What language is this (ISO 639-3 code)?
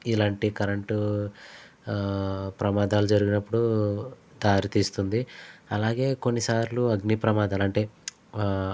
tel